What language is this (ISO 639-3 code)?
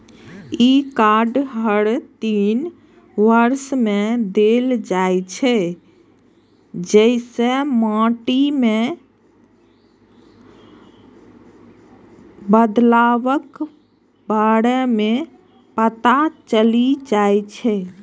mai